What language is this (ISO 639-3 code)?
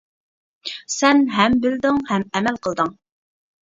uig